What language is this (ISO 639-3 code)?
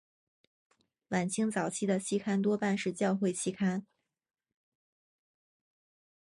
zho